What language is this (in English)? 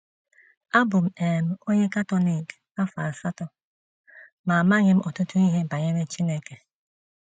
Igbo